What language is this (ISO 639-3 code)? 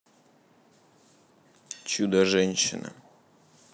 rus